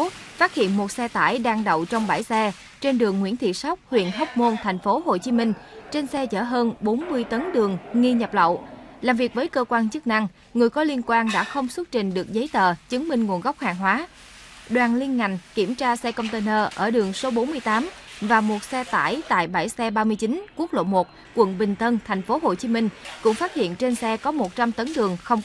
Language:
Vietnamese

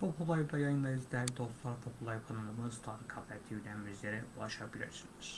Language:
Turkish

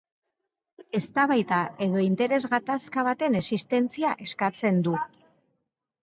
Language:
Basque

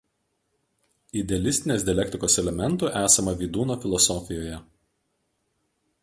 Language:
Lithuanian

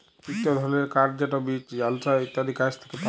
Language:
Bangla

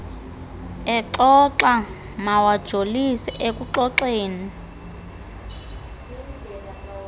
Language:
Xhosa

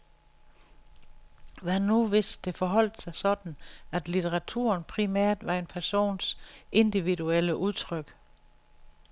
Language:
Danish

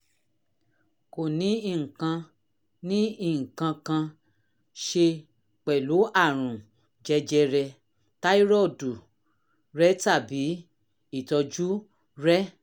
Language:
Yoruba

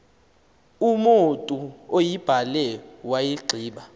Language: Xhosa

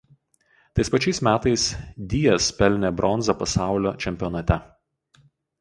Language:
Lithuanian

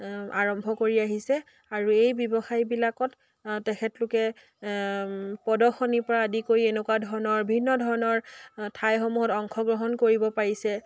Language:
Assamese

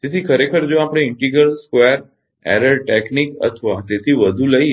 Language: Gujarati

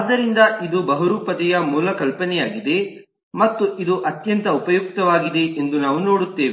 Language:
Kannada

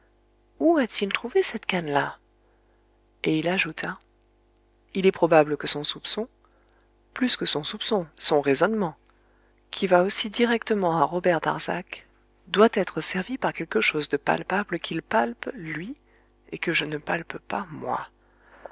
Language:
French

